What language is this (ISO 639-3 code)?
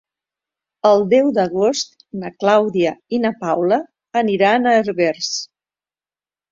cat